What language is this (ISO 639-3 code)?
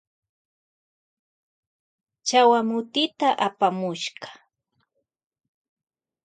qvj